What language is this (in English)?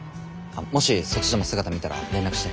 Japanese